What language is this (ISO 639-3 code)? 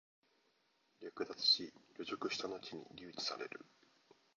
jpn